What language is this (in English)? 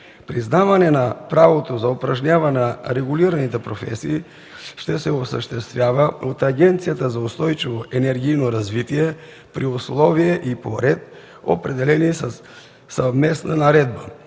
Bulgarian